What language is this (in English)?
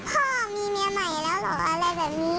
Thai